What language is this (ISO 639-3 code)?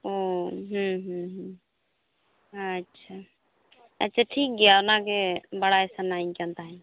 sat